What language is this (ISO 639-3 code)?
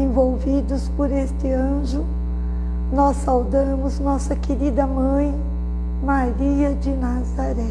por